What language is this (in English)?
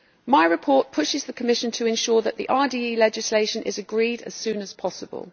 English